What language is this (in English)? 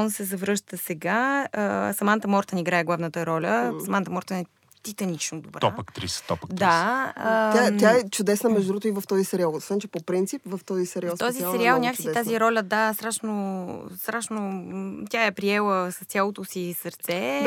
Bulgarian